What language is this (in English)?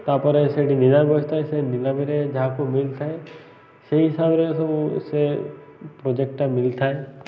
Odia